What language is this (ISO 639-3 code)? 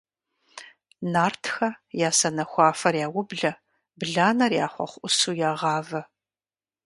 kbd